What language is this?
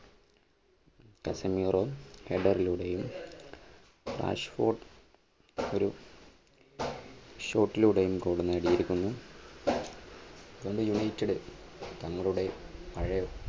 Malayalam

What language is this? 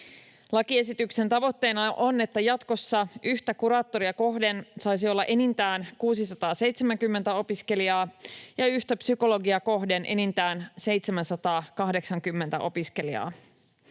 Finnish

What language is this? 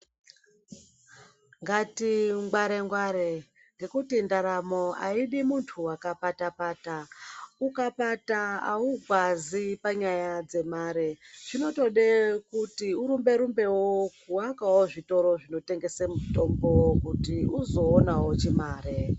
Ndau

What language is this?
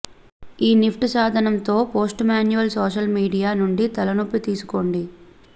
Telugu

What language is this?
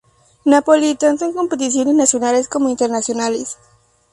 Spanish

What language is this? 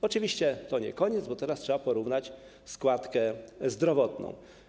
Polish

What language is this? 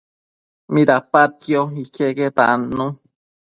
Matsés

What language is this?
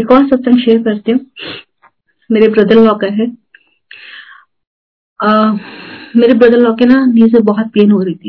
Hindi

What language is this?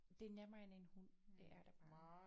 Danish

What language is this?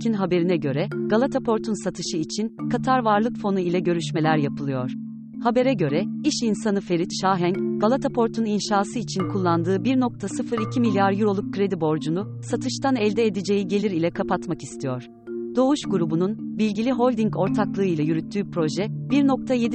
Turkish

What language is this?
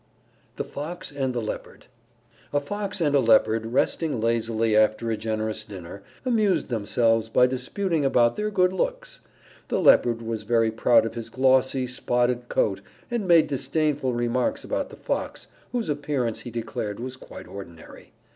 English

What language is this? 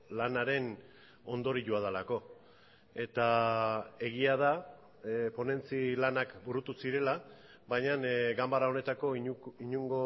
Basque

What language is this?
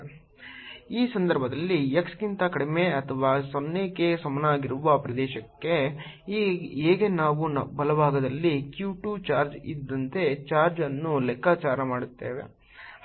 Kannada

